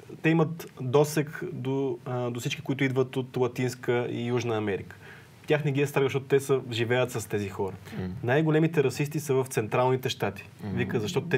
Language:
Bulgarian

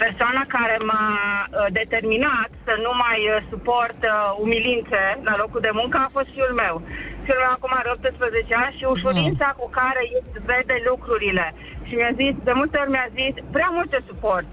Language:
Romanian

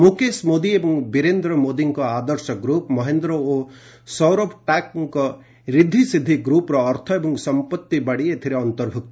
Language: Odia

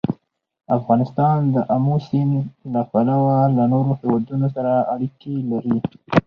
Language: Pashto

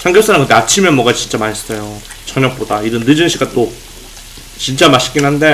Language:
Korean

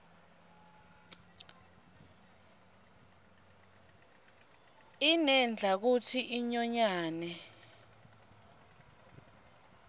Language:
Swati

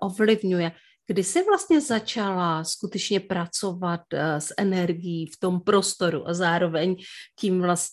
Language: Czech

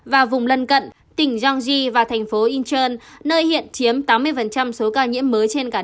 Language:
Vietnamese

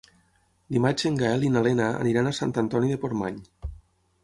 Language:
Catalan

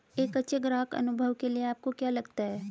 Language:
Hindi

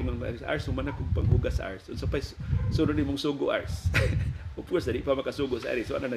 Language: Filipino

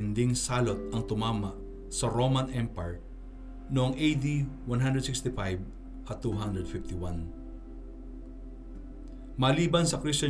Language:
Filipino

